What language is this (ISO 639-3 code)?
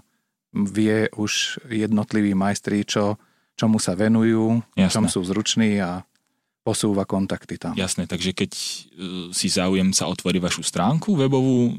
slk